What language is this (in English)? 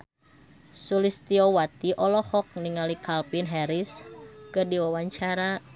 Sundanese